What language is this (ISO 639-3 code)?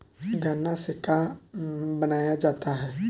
bho